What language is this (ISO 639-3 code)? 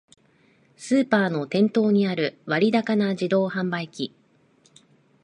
jpn